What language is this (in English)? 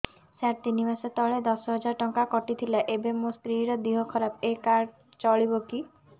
Odia